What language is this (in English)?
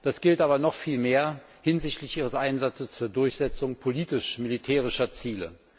German